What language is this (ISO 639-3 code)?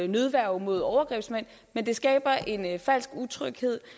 dan